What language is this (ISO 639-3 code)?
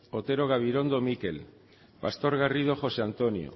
eus